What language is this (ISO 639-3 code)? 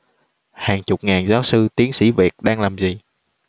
vie